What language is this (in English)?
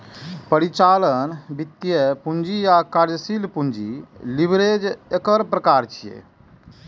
Maithili